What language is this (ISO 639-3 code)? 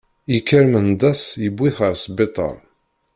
kab